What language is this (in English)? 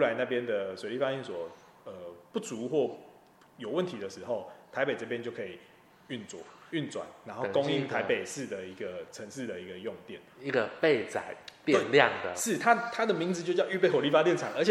Chinese